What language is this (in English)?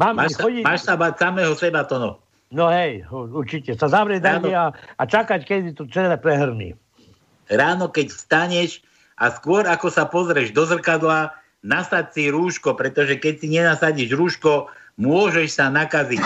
Slovak